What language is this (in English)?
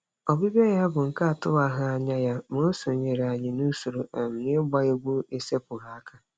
Igbo